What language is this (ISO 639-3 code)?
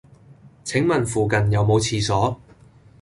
yue